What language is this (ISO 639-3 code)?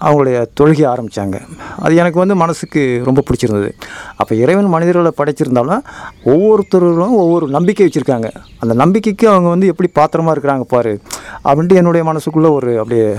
tam